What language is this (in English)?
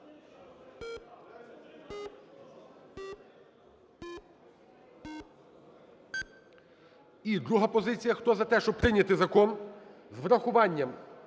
Ukrainian